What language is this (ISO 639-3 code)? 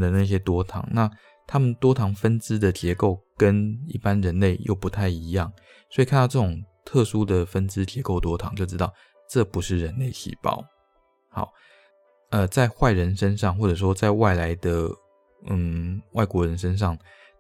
zho